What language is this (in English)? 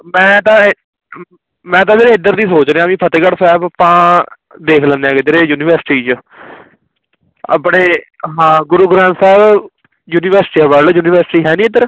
Punjabi